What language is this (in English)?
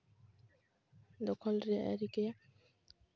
Santali